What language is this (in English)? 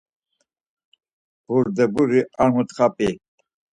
Laz